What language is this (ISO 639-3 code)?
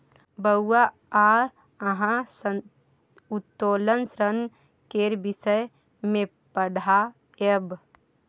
mai